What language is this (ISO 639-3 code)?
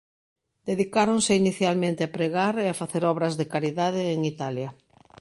glg